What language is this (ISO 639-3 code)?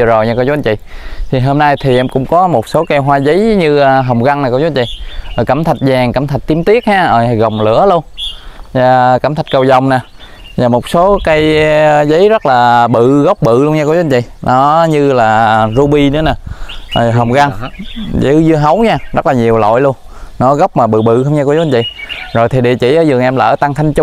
vie